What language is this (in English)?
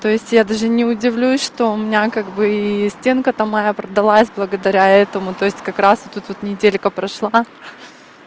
Russian